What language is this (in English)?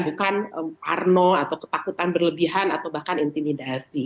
Indonesian